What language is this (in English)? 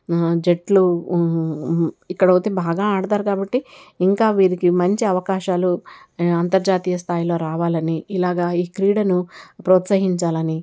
Telugu